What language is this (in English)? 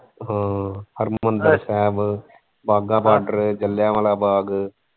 Punjabi